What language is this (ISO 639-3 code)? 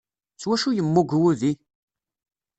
kab